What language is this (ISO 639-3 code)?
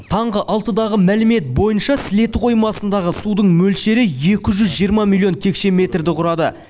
kaz